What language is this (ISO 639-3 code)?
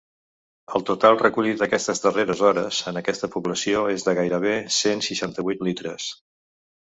cat